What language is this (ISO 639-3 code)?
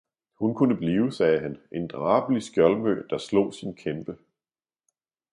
dan